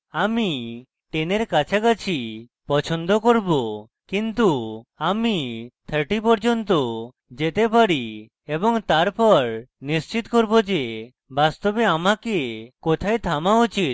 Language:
Bangla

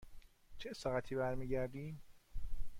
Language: Persian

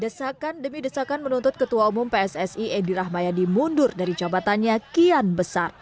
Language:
Indonesian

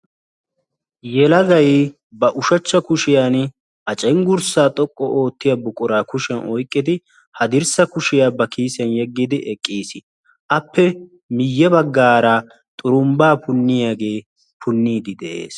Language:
Wolaytta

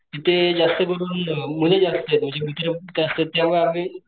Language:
Marathi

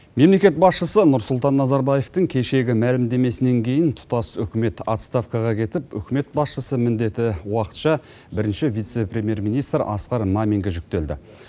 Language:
Kazakh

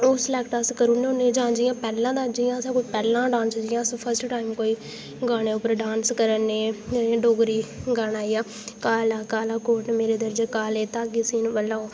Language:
Dogri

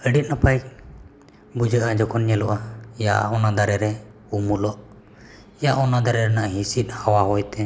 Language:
Santali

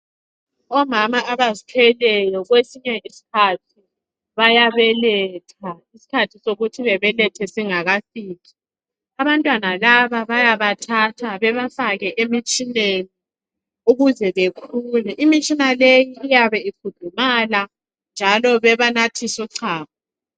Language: North Ndebele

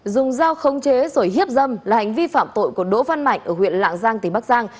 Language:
Vietnamese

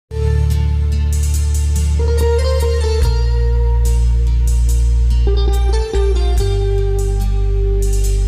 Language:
Indonesian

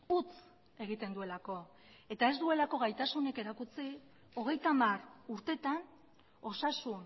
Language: Basque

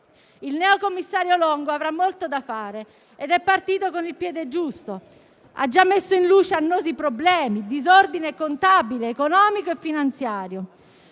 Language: Italian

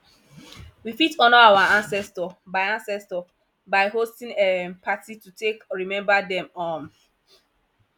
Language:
Nigerian Pidgin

